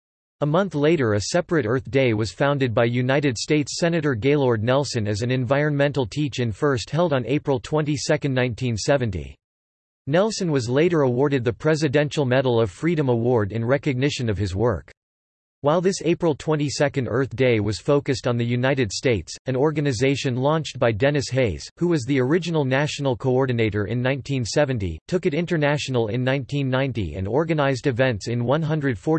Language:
English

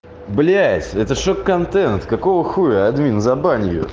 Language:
Russian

